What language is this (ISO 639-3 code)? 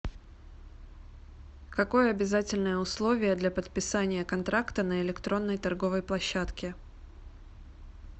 rus